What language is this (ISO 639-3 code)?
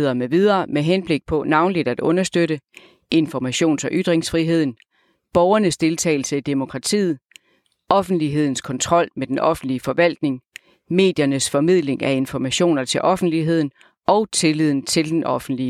dan